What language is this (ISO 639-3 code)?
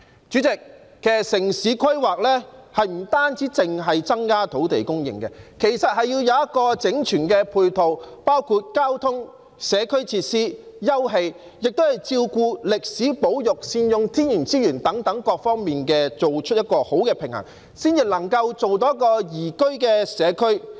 yue